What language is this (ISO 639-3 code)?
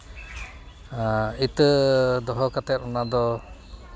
sat